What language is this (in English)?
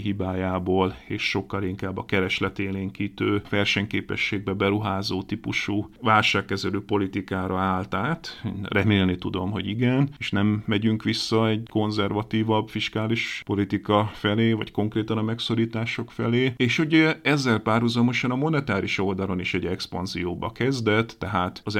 Hungarian